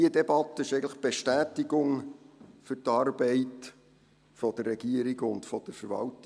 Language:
Swiss German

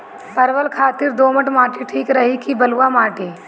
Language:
Bhojpuri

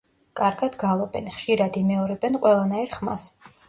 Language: Georgian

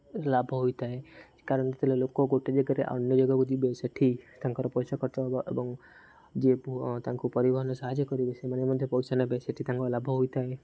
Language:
Odia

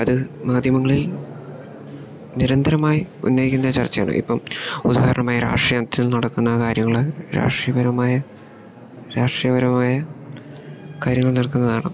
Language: Malayalam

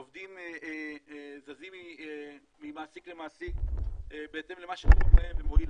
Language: Hebrew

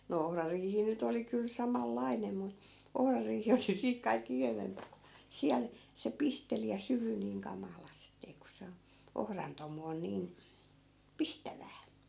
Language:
Finnish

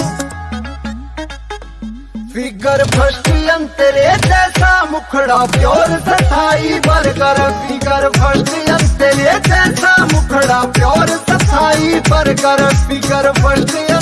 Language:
Hindi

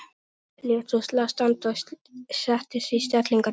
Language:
Icelandic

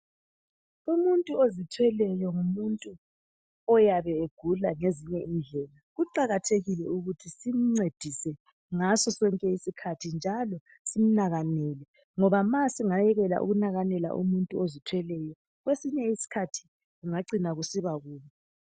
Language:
North Ndebele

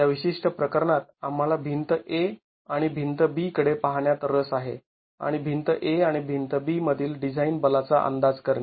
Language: Marathi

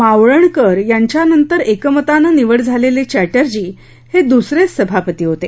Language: Marathi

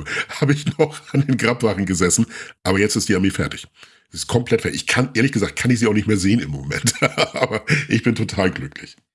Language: German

